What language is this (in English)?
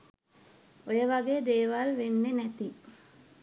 Sinhala